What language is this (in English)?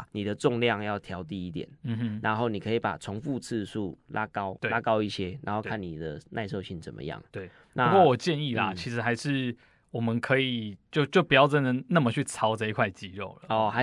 Chinese